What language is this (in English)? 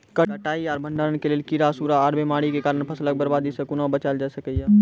Maithili